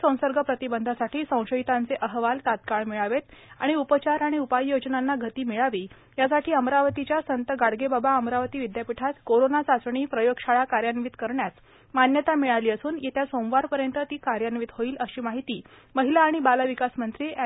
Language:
Marathi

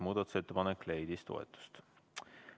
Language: Estonian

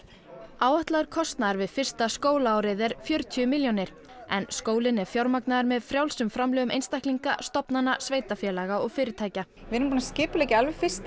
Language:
Icelandic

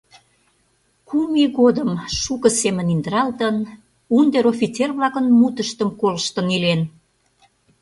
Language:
Mari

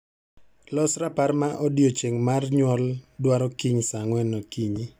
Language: Luo (Kenya and Tanzania)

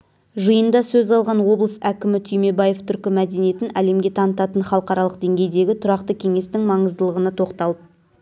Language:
Kazakh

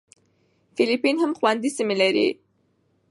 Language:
Pashto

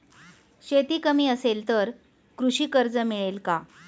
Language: Marathi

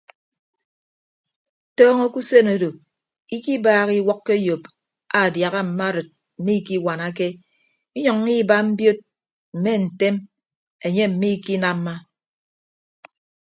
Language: Ibibio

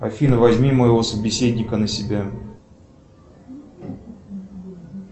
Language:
Russian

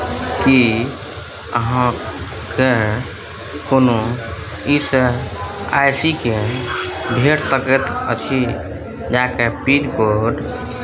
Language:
Maithili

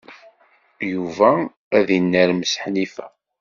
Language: Kabyle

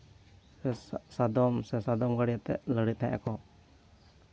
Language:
Santali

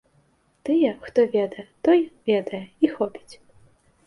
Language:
Belarusian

